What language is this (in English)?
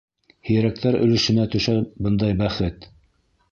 Bashkir